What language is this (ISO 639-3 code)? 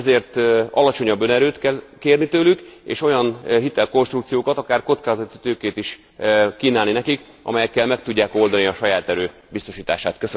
hun